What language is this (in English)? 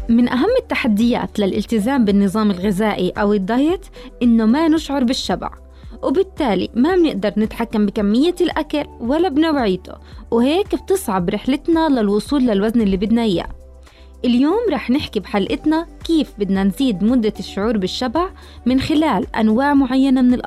Arabic